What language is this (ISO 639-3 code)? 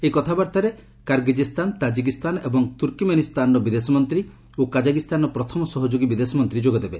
ori